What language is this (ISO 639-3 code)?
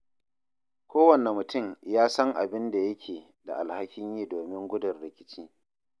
hau